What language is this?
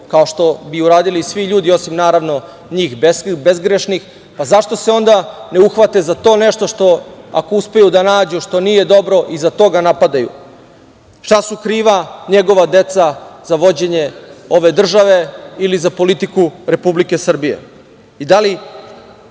Serbian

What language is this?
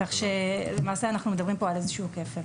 Hebrew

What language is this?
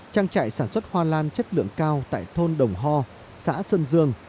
Vietnamese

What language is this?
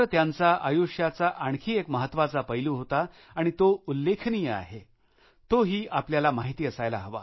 Marathi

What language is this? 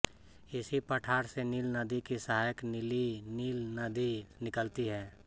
Hindi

